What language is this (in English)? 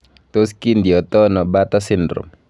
Kalenjin